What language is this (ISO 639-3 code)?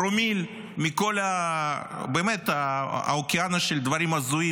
heb